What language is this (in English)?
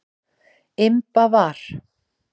Icelandic